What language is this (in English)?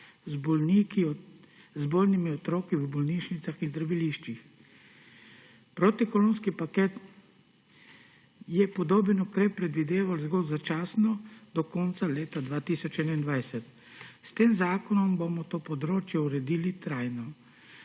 Slovenian